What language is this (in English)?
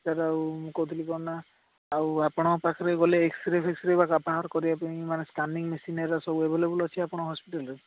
Odia